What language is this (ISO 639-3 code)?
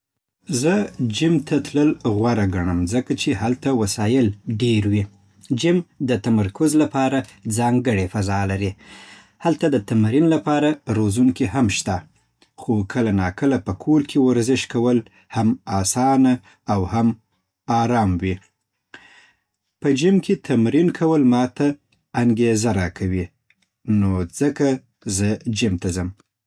pbt